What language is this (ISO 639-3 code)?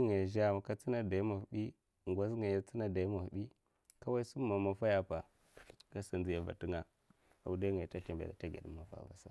maf